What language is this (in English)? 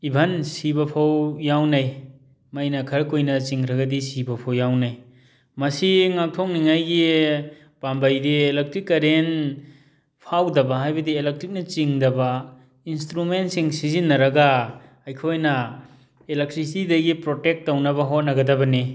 Manipuri